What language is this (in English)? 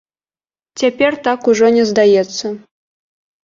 Belarusian